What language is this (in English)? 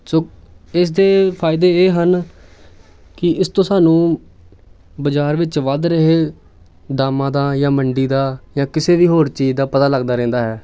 Punjabi